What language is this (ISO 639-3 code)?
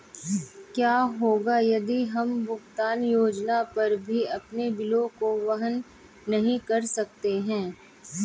hin